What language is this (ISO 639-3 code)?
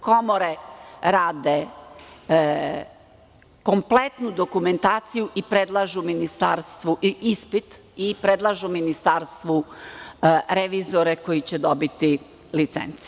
srp